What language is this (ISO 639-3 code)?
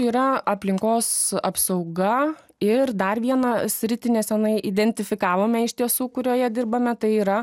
lit